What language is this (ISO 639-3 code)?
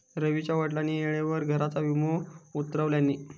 mar